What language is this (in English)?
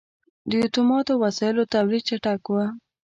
Pashto